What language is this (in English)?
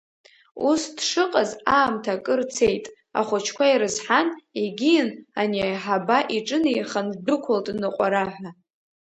Abkhazian